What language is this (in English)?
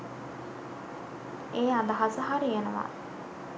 Sinhala